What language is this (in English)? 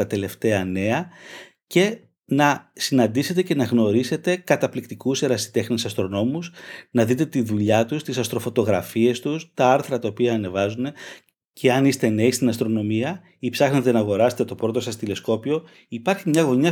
Greek